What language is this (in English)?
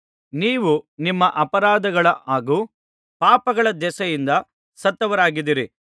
Kannada